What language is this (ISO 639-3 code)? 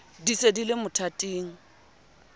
sot